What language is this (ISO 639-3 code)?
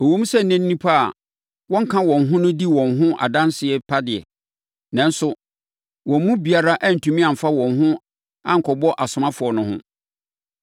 aka